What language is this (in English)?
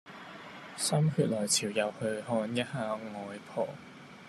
Cantonese